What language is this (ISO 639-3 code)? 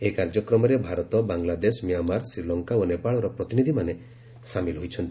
ori